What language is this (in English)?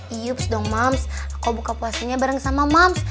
Indonesian